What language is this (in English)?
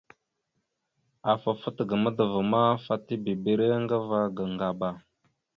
Mada (Cameroon)